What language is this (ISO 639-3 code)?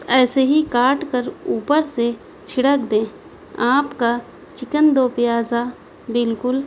urd